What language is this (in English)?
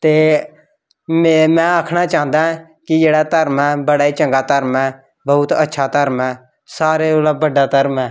Dogri